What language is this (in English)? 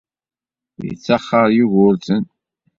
Kabyle